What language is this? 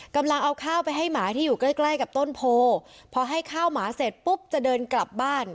Thai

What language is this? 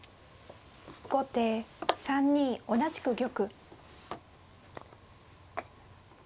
Japanese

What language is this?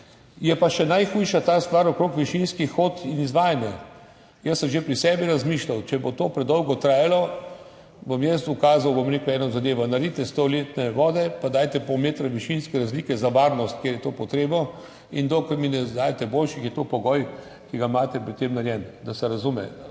Slovenian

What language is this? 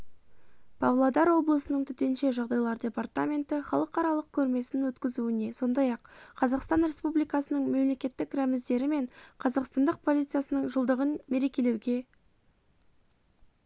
Kazakh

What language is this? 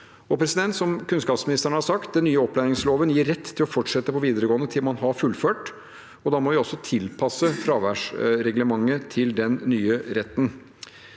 Norwegian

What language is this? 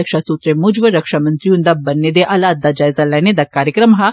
Dogri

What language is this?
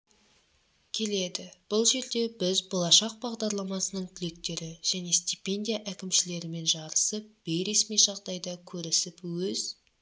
Kazakh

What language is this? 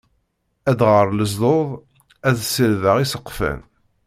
Kabyle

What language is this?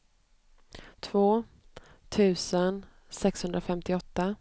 Swedish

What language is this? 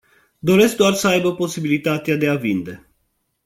Romanian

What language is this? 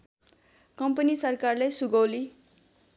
Nepali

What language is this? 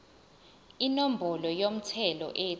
Zulu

